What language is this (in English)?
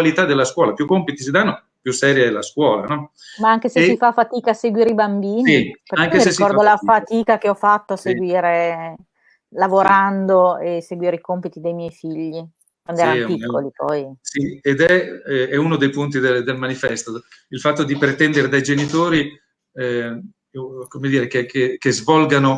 Italian